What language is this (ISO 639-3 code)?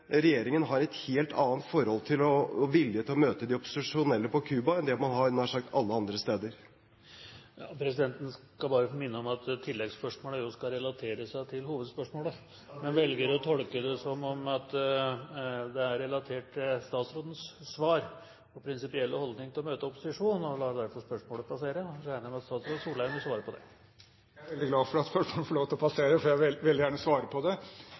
nor